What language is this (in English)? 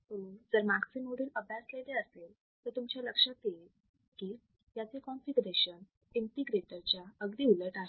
Marathi